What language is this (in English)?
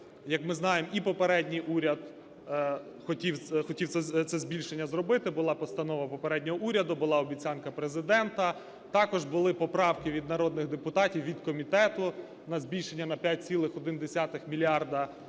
Ukrainian